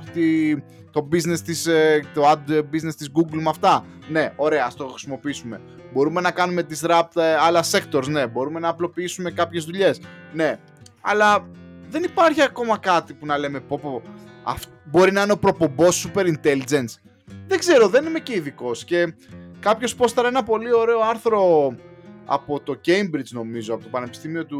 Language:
Greek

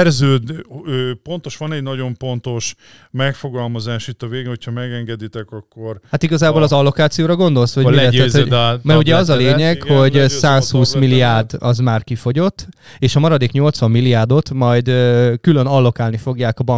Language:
Hungarian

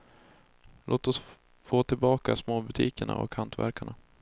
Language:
Swedish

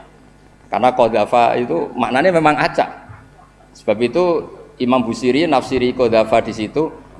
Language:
Indonesian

